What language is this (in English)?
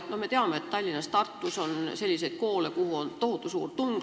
Estonian